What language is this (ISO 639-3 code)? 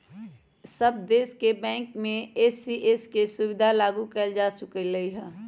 mag